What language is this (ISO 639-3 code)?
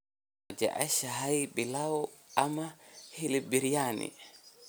som